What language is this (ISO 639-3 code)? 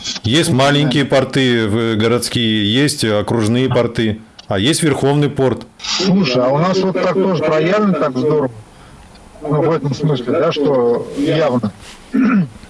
rus